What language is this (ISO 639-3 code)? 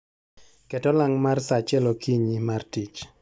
luo